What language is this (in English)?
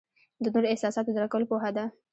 Pashto